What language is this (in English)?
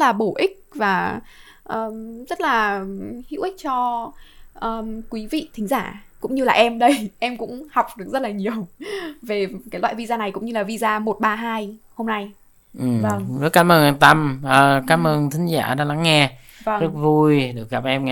Vietnamese